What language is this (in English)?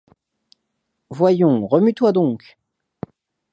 French